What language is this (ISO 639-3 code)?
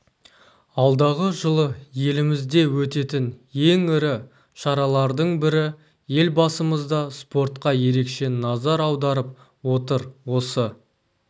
kaz